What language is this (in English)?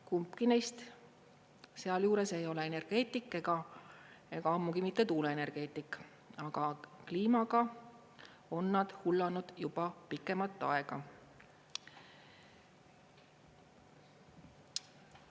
Estonian